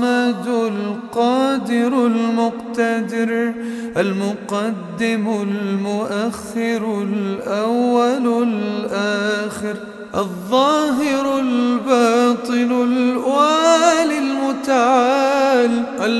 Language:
Arabic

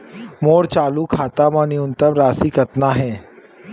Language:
Chhattisgarhi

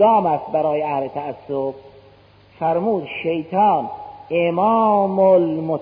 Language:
Persian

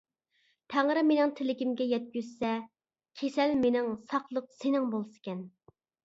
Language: Uyghur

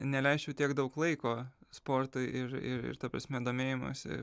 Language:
Lithuanian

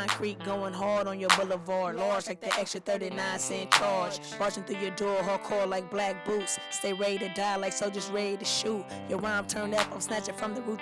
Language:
English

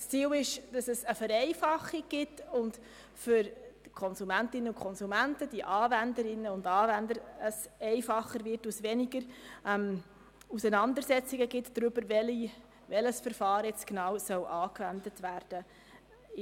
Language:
Swiss German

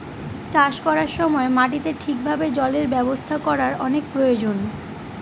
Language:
Bangla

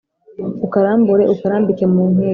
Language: Kinyarwanda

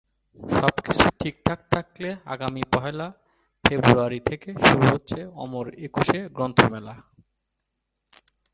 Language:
Bangla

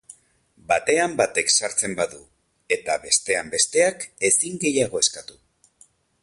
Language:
Basque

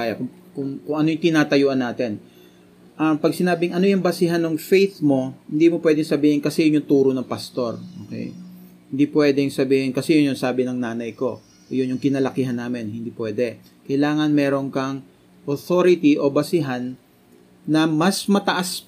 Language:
Filipino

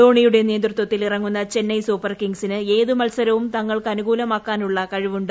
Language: Malayalam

